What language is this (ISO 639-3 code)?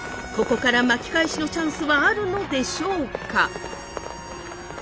jpn